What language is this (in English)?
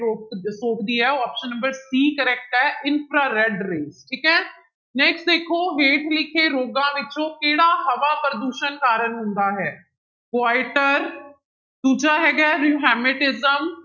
Punjabi